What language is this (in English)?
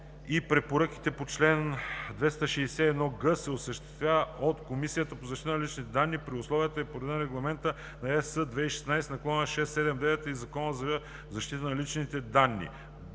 Bulgarian